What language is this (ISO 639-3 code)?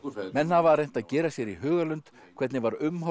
isl